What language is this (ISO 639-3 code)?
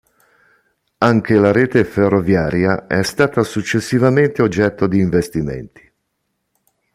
ita